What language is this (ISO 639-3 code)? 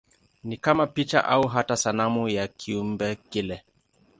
swa